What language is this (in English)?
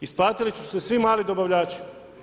Croatian